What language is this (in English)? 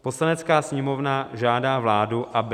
Czech